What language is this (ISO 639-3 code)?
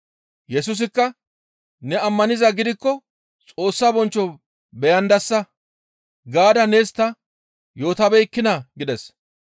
gmv